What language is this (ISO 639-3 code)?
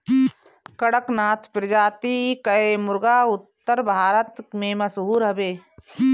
bho